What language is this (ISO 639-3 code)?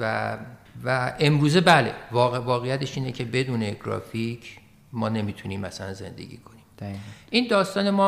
fas